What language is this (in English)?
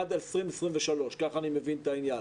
Hebrew